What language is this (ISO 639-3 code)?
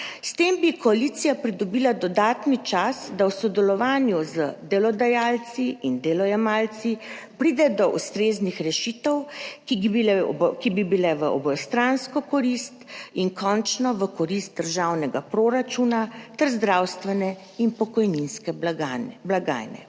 slv